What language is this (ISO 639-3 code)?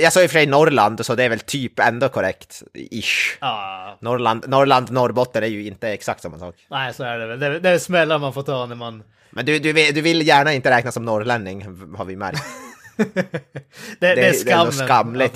swe